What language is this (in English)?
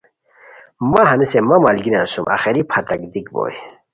Khowar